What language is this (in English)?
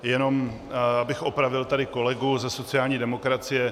Czech